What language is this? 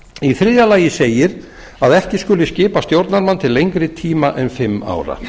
Icelandic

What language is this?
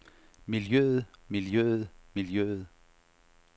Danish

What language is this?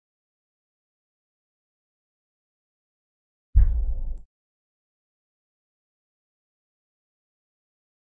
Vietnamese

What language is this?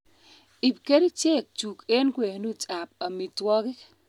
Kalenjin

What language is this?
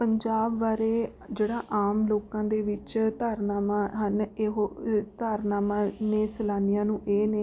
Punjabi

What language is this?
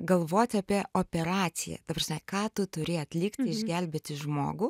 Lithuanian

